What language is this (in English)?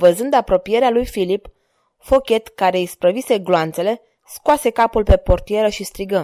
Romanian